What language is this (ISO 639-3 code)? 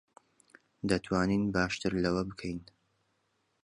ckb